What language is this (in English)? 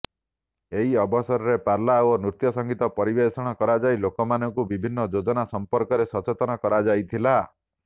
Odia